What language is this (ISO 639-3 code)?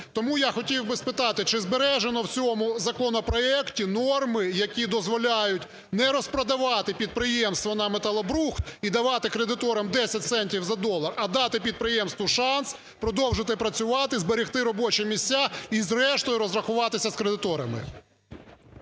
ukr